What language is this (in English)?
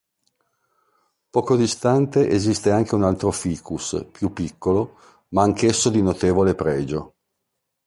Italian